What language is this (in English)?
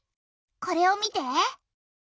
Japanese